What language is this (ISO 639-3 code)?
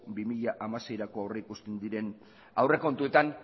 eus